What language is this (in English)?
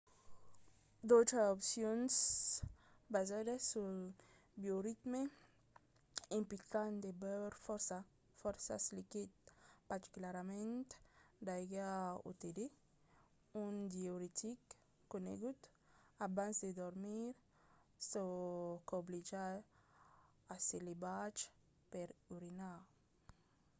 Occitan